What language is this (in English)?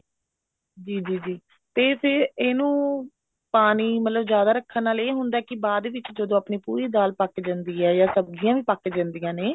Punjabi